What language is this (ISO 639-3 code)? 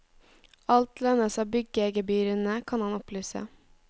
nor